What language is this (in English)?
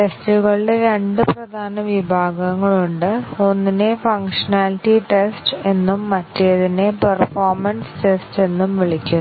Malayalam